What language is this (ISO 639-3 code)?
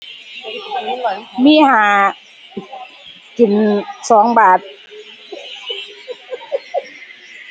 tha